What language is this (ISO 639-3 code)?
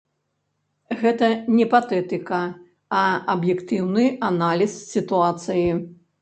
bel